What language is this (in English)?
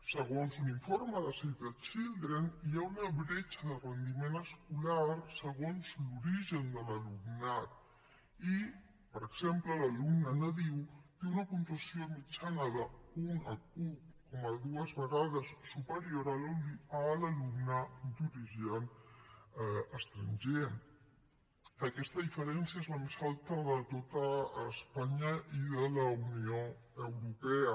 Catalan